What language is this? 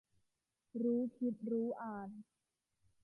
Thai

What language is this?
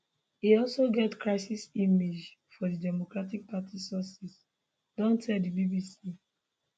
Nigerian Pidgin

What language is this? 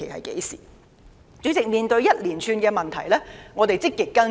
Cantonese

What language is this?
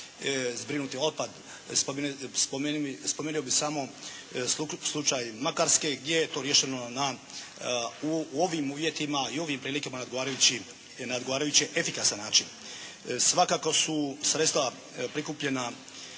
Croatian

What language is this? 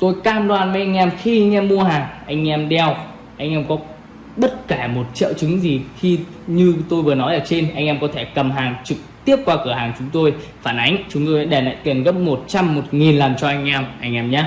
Vietnamese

